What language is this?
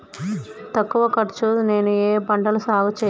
Telugu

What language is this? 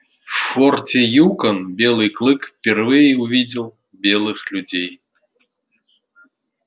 Russian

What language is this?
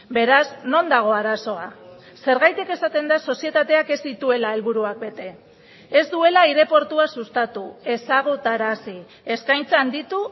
Basque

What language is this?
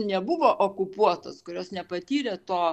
Lithuanian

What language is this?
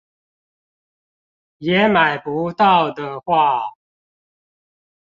Chinese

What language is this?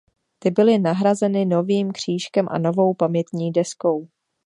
Czech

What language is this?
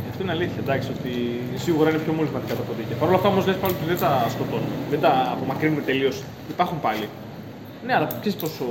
Greek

